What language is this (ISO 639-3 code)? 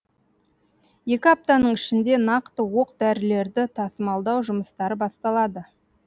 kaz